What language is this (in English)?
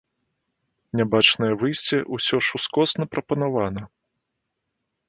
Belarusian